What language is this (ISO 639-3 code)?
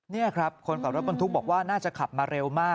tha